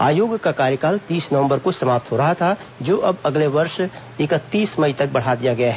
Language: Hindi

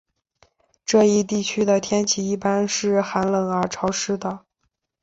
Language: Chinese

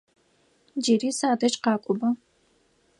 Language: Adyghe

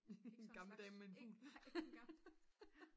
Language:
Danish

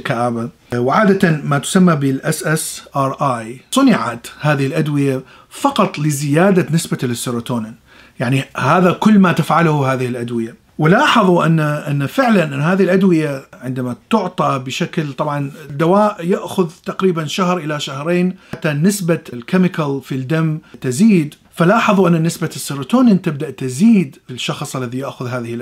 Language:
Arabic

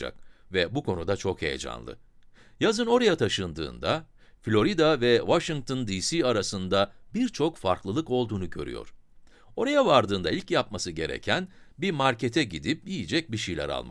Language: Turkish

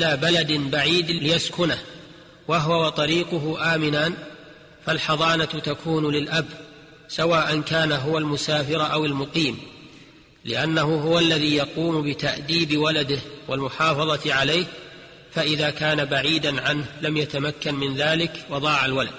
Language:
Arabic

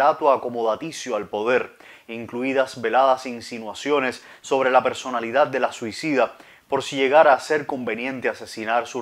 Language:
Spanish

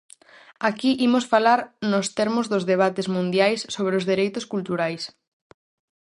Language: Galician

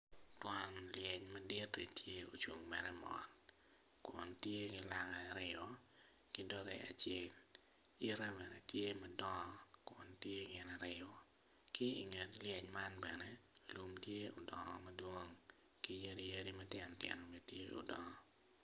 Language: Acoli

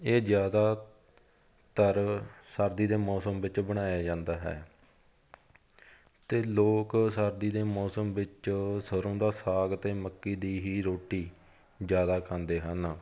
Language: Punjabi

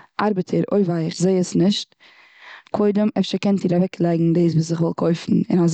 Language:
Yiddish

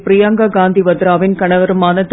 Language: Tamil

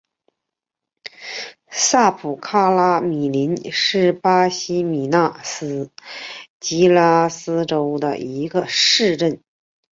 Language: Chinese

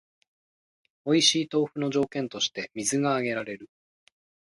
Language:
Japanese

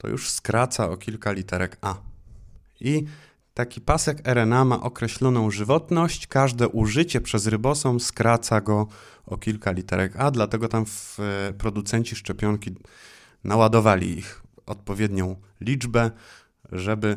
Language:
Polish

